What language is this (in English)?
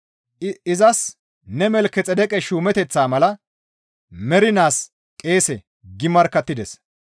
Gamo